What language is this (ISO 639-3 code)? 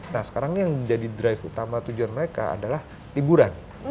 ind